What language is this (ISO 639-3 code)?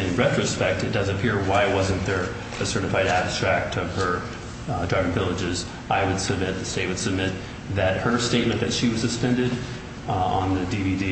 eng